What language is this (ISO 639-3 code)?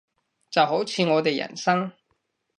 yue